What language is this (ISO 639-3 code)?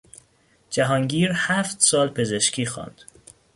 fas